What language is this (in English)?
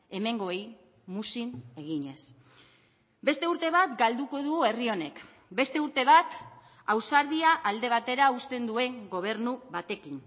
Basque